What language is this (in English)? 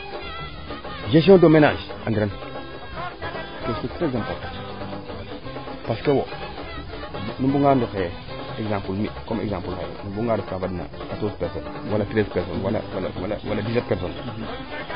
Serer